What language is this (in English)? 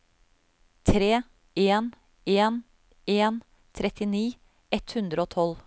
Norwegian